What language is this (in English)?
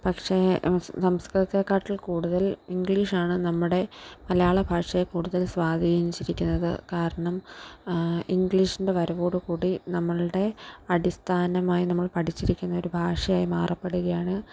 Malayalam